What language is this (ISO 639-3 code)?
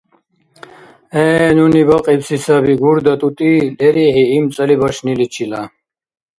dar